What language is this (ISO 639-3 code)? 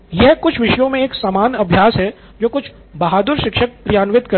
hin